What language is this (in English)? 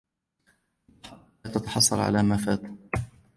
Arabic